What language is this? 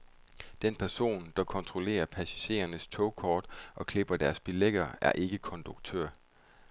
Danish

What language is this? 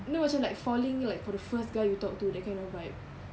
English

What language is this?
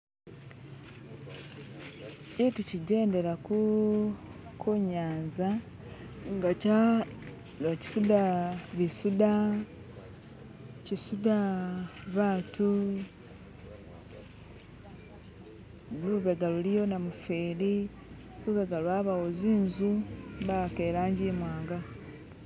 Masaaba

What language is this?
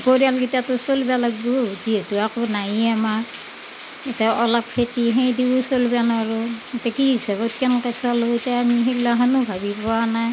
Assamese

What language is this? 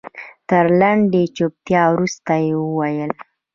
Pashto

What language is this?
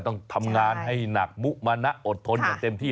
Thai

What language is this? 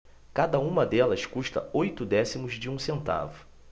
Portuguese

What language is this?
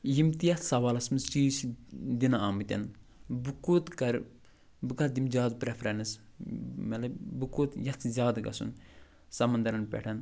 Kashmiri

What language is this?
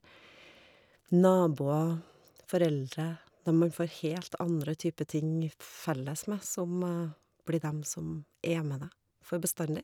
Norwegian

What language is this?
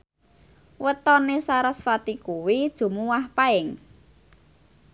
Javanese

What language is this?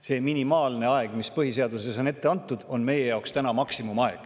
Estonian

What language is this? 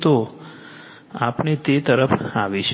Gujarati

